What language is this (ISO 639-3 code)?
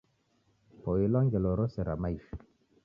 dav